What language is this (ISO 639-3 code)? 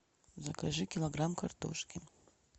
rus